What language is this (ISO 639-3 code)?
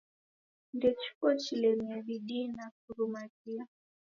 dav